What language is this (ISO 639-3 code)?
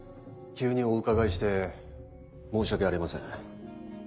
jpn